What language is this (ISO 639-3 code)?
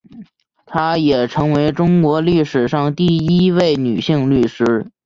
zho